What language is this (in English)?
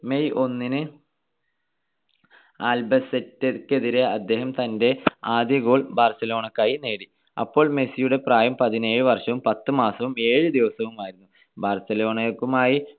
Malayalam